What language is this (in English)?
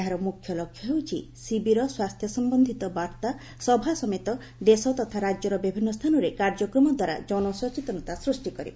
Odia